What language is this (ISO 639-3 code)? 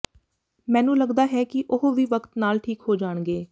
pan